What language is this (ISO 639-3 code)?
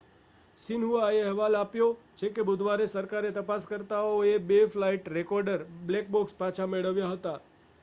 guj